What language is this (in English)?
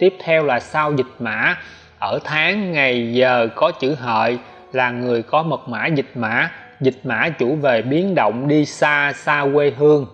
Vietnamese